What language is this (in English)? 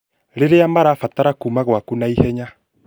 Kikuyu